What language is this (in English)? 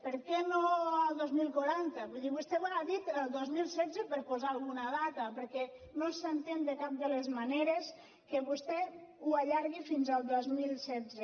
Catalan